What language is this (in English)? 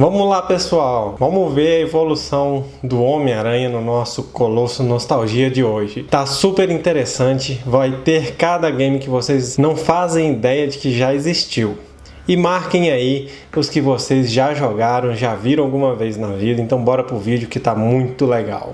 Portuguese